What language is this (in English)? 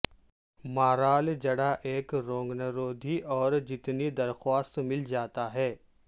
Urdu